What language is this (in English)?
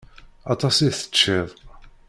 Kabyle